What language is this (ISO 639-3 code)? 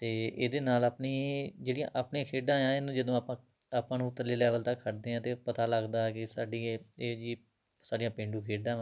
pan